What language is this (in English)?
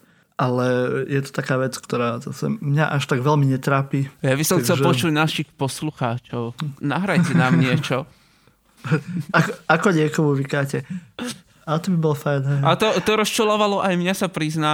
Slovak